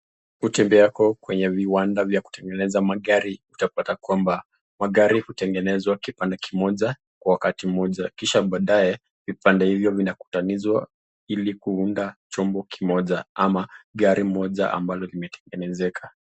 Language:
Swahili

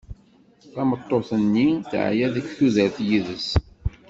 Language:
Kabyle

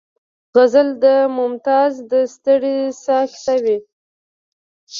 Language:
Pashto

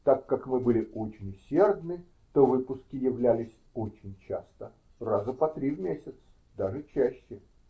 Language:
Russian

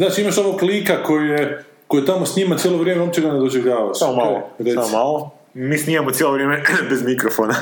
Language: Croatian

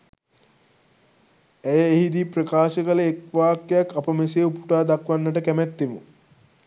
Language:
Sinhala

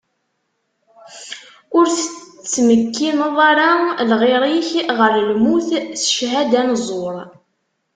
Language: Kabyle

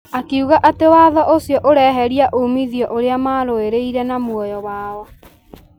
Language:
Kikuyu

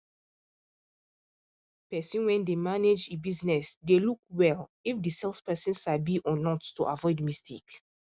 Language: Nigerian Pidgin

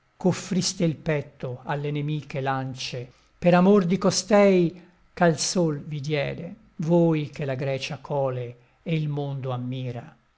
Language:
Italian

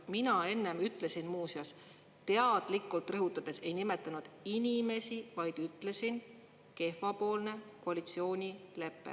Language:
Estonian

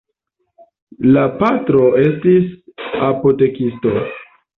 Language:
Esperanto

